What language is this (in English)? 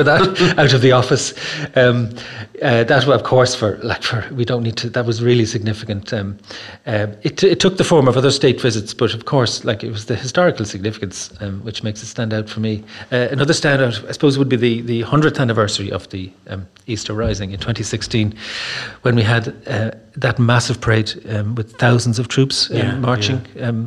English